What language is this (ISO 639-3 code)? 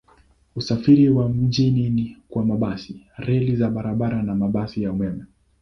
swa